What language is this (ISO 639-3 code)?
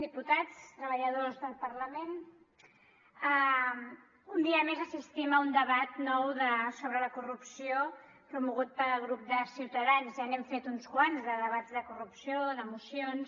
cat